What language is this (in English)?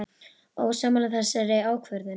Icelandic